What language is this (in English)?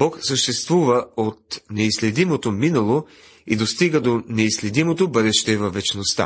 Bulgarian